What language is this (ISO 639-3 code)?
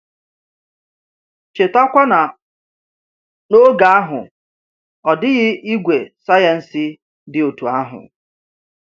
ibo